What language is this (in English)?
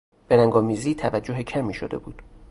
Persian